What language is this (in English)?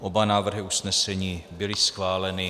Czech